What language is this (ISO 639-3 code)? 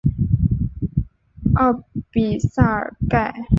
zho